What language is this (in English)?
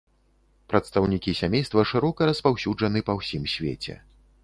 Belarusian